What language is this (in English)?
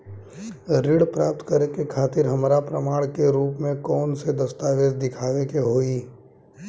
Bhojpuri